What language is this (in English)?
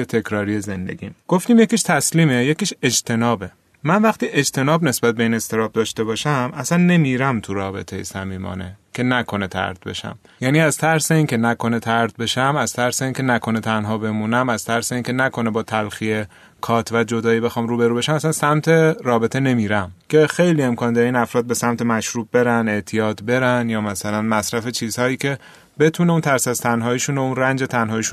Persian